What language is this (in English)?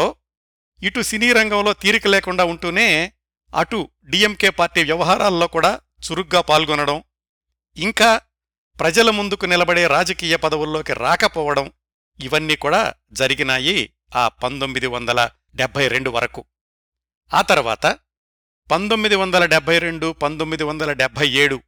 Telugu